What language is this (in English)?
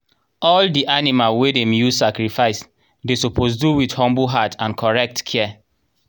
Nigerian Pidgin